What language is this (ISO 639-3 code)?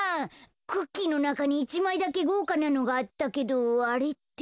jpn